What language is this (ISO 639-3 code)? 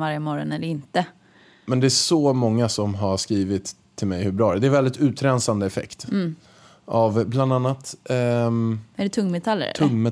swe